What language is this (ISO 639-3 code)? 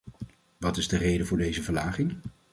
nld